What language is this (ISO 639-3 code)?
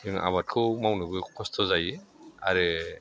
brx